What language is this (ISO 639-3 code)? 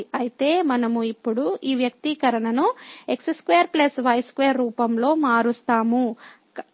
tel